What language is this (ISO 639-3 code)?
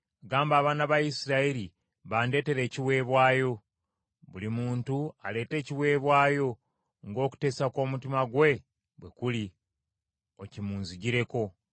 lug